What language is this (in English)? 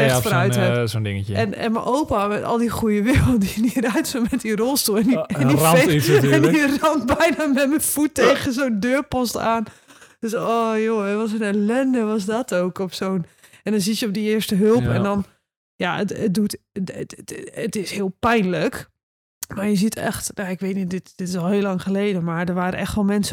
Dutch